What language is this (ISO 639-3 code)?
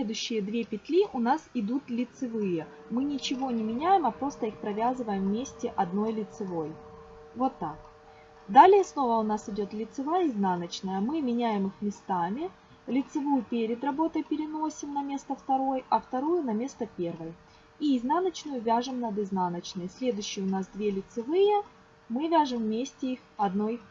rus